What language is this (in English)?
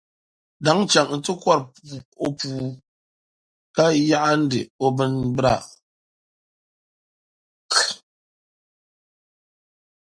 Dagbani